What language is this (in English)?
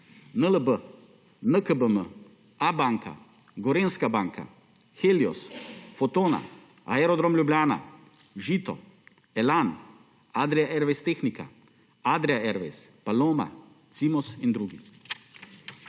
Slovenian